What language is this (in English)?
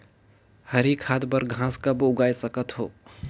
Chhattisgarhi